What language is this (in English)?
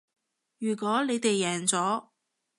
Cantonese